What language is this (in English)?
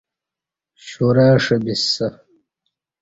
Kati